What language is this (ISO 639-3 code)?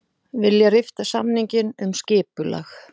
isl